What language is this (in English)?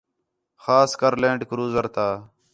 Khetrani